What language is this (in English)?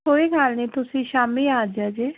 Punjabi